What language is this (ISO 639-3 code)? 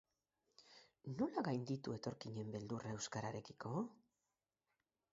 eus